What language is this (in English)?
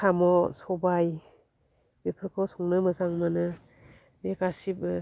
Bodo